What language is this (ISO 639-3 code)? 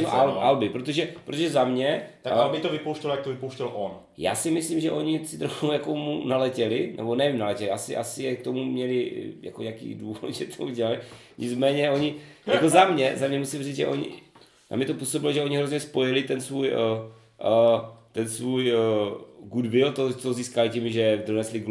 ces